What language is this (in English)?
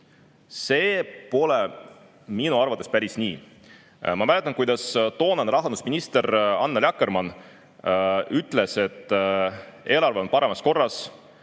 Estonian